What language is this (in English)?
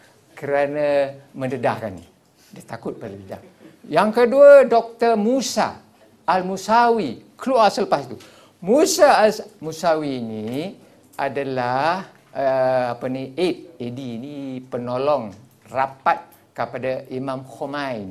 Malay